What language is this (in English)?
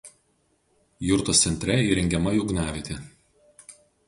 Lithuanian